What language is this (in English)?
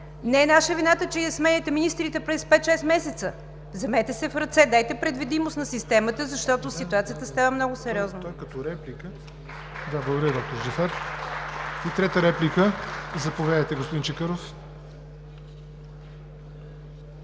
Bulgarian